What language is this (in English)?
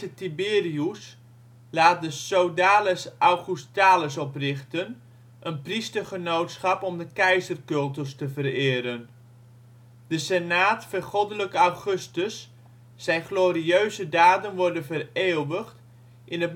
Dutch